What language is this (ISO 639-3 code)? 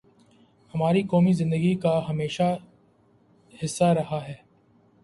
urd